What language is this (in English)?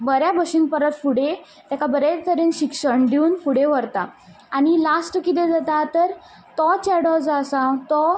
Konkani